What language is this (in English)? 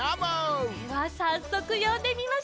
Japanese